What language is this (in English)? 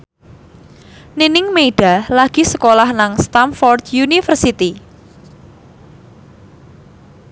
Javanese